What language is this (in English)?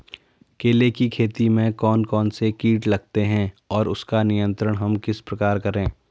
Hindi